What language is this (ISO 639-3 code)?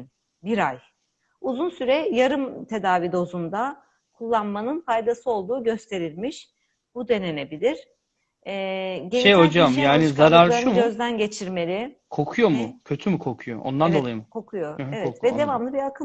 tur